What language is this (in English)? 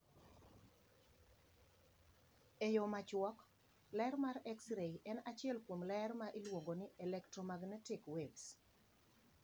Luo (Kenya and Tanzania)